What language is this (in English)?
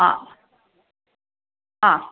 Sanskrit